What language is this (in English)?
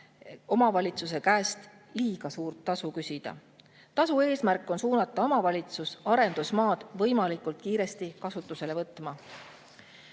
Estonian